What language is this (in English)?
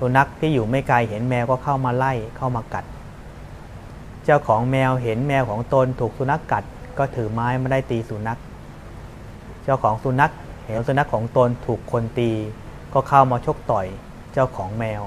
Thai